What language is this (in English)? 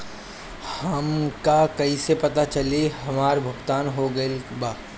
Bhojpuri